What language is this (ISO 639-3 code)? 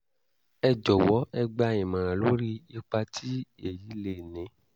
yor